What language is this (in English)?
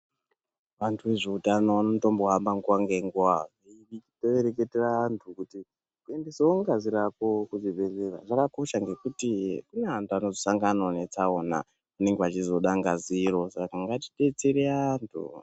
Ndau